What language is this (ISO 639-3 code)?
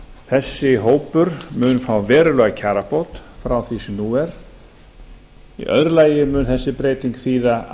isl